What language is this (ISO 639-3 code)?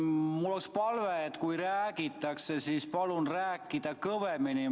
est